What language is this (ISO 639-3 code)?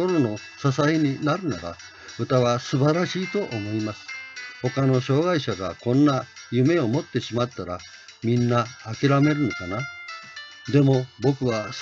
jpn